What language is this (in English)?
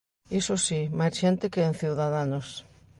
Galician